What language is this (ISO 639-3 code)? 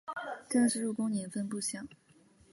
zho